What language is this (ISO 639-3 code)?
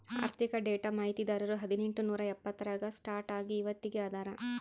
kan